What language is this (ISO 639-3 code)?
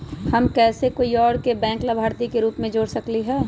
mag